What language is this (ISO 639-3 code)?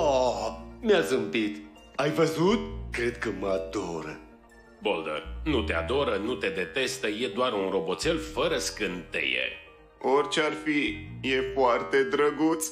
ron